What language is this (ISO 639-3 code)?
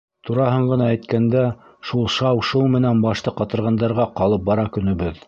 bak